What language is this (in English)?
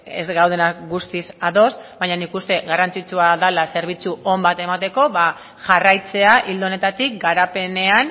Basque